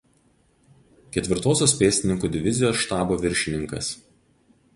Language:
Lithuanian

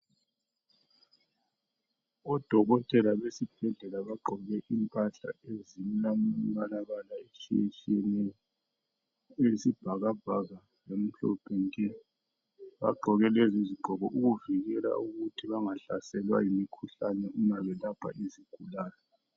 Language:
North Ndebele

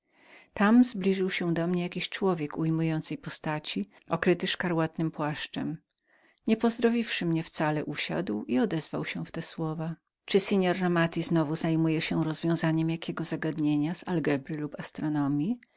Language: Polish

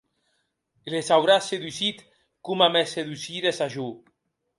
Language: Occitan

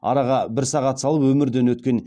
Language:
Kazakh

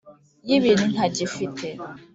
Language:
Kinyarwanda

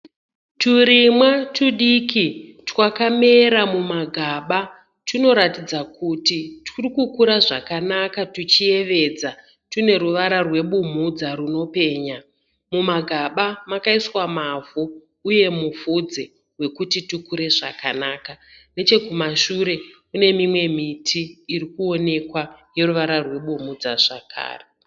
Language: Shona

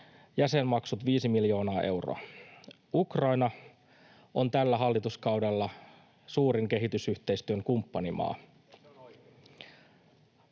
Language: Finnish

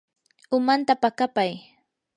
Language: Yanahuanca Pasco Quechua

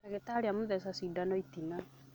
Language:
Kikuyu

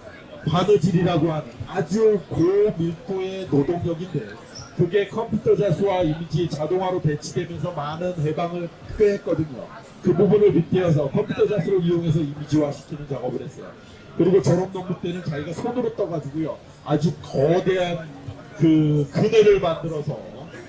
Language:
Korean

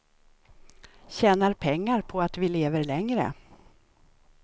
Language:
Swedish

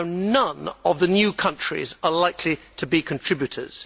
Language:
English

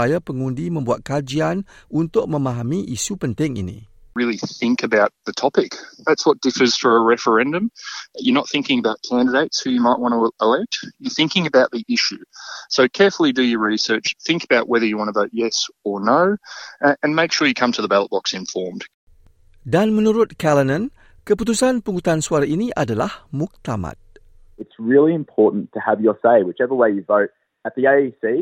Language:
Malay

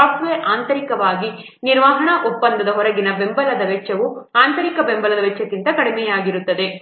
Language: Kannada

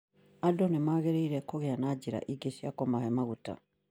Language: Kikuyu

